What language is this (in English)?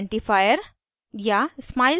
Hindi